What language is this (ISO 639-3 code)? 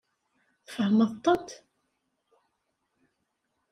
kab